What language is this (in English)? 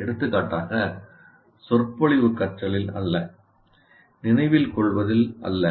Tamil